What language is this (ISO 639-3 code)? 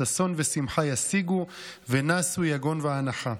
heb